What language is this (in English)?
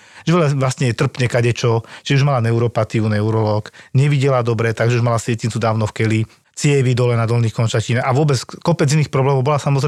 Slovak